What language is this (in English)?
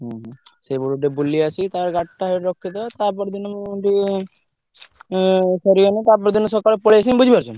Odia